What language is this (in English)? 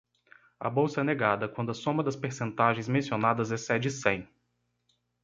Portuguese